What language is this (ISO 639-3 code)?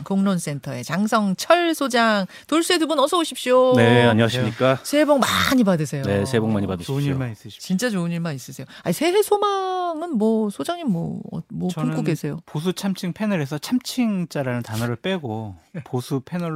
kor